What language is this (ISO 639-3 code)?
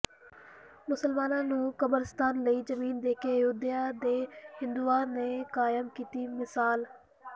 pan